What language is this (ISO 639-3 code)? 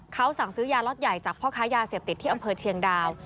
tha